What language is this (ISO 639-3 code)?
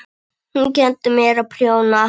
isl